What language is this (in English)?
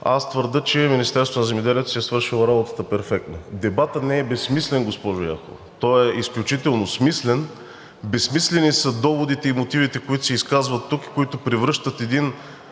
Bulgarian